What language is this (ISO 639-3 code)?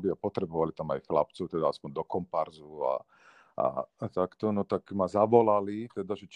slk